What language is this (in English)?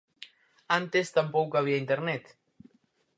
Galician